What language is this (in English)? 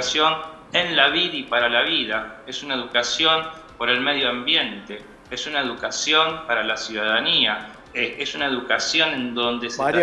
Spanish